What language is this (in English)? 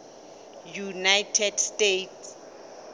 Southern Sotho